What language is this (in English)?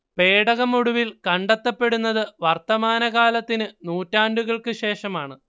Malayalam